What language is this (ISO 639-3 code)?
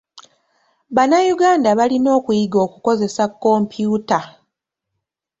lug